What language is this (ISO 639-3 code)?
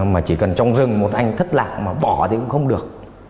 vie